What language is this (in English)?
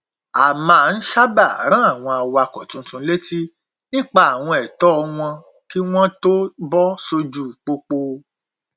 Yoruba